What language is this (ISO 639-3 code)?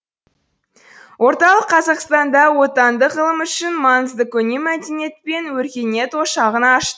kaz